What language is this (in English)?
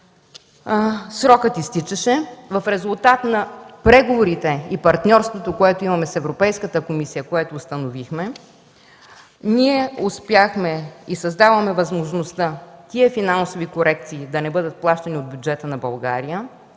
Bulgarian